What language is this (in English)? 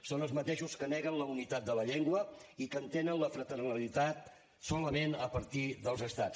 Catalan